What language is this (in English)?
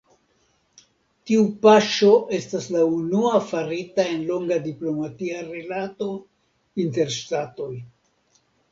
Esperanto